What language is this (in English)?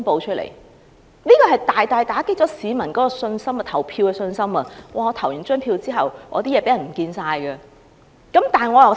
Cantonese